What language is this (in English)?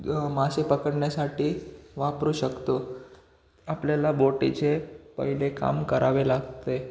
Marathi